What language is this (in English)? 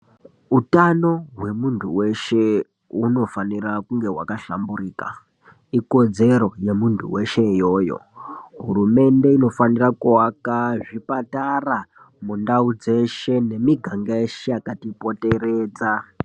Ndau